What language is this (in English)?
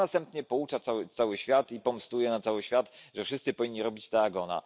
Polish